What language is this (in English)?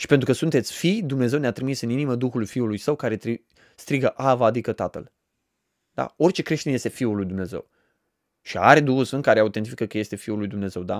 Romanian